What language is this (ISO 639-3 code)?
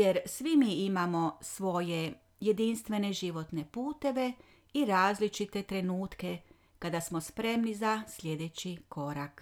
hrv